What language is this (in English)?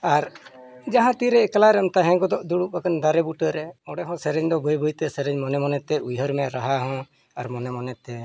Santali